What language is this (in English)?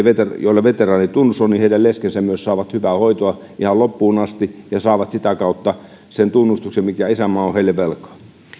Finnish